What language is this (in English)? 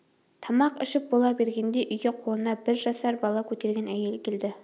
Kazakh